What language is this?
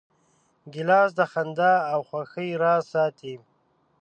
Pashto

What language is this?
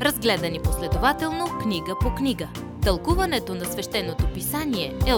Bulgarian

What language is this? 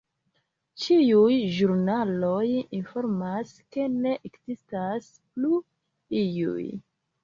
Esperanto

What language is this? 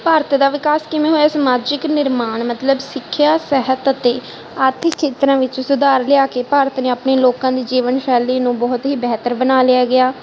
Punjabi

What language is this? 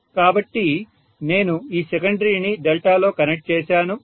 Telugu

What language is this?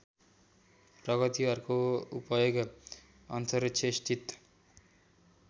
Nepali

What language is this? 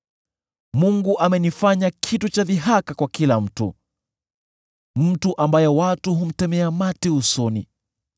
Swahili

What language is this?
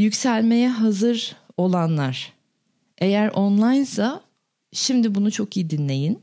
Turkish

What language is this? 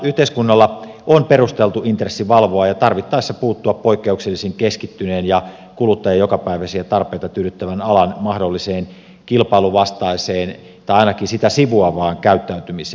Finnish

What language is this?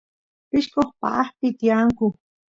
Santiago del Estero Quichua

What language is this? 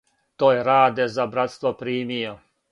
Serbian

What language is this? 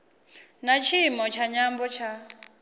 Venda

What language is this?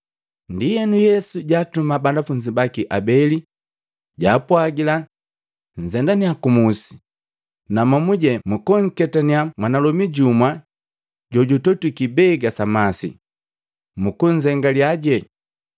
Matengo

